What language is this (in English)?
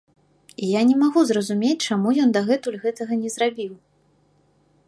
Belarusian